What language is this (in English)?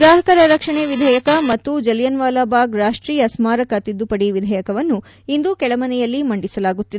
Kannada